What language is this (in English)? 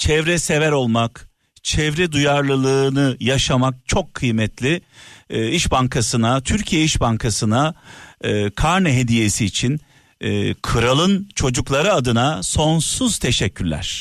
Turkish